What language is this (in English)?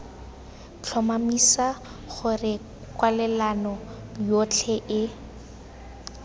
Tswana